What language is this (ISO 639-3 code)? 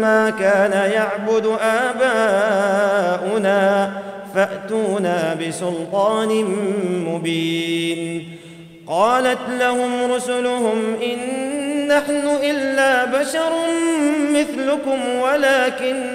ara